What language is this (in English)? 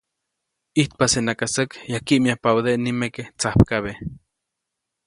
Copainalá Zoque